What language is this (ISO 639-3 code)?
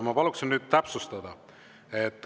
est